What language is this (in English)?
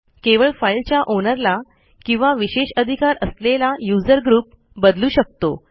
Marathi